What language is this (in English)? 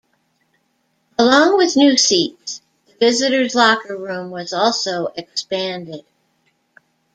English